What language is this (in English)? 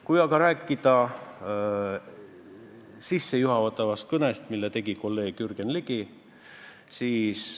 Estonian